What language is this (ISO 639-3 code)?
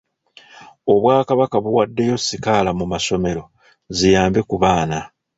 lug